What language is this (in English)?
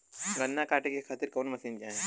Bhojpuri